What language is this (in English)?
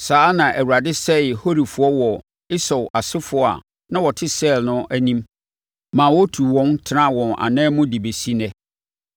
Akan